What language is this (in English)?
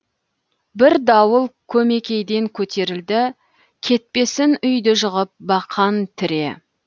Kazakh